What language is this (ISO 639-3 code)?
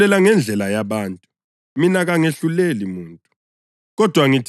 nde